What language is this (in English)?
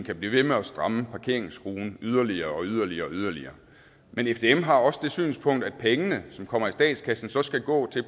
Danish